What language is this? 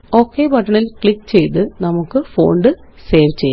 Malayalam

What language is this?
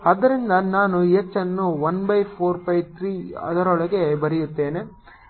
Kannada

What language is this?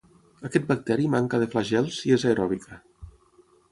Catalan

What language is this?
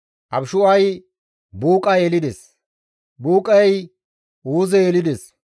Gamo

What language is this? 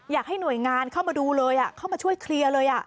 Thai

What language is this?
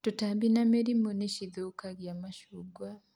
Kikuyu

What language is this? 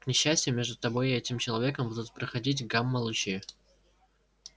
Russian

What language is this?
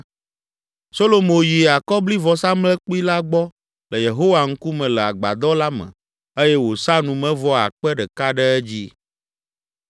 Ewe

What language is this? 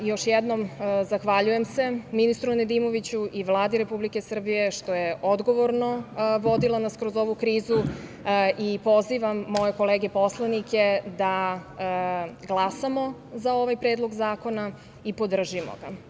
Serbian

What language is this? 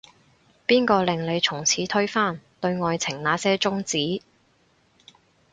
Cantonese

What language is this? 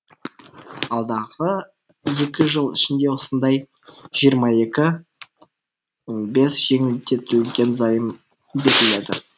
Kazakh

